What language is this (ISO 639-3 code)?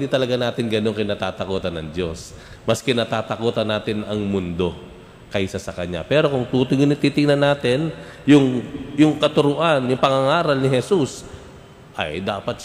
fil